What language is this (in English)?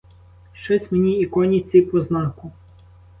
Ukrainian